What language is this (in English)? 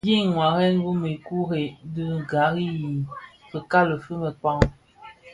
Bafia